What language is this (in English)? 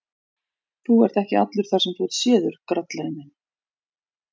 Icelandic